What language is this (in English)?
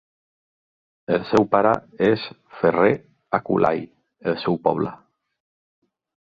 Catalan